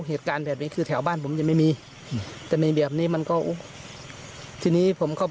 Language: Thai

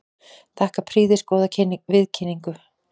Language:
Icelandic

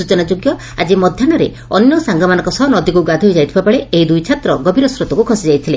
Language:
Odia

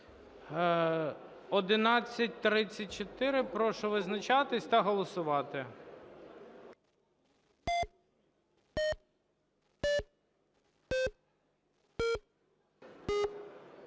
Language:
Ukrainian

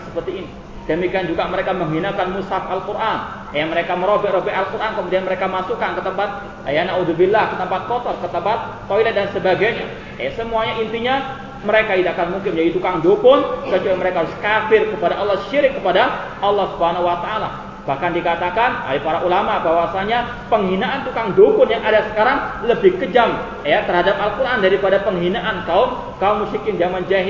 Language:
Malay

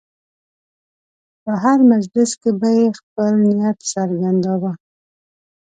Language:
Pashto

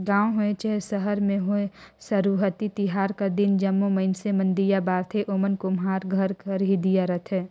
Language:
Chhattisgarhi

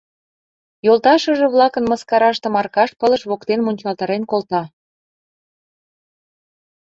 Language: Mari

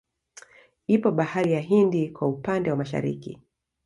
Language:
Swahili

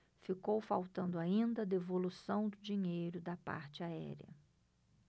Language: Portuguese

